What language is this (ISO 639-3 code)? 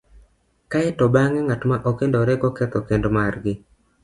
luo